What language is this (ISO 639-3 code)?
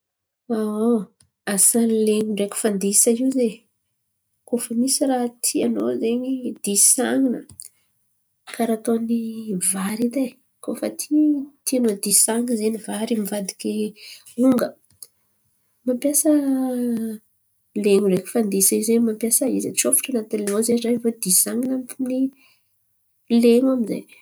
xmv